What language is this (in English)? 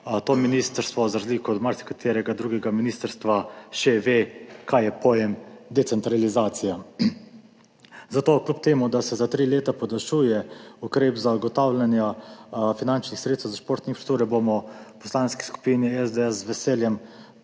Slovenian